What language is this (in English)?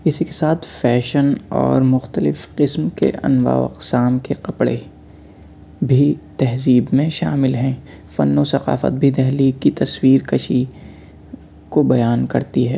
Urdu